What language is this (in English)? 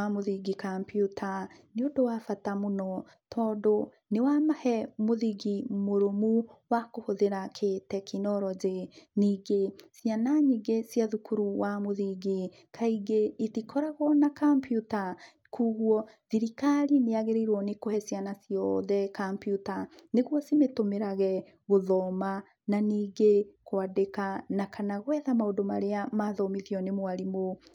Kikuyu